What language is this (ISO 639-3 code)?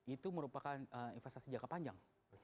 ind